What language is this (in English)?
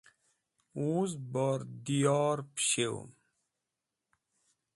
Wakhi